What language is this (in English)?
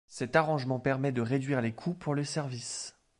French